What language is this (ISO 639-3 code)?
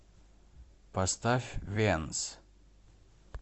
rus